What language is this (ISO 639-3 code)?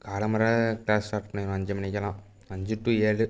tam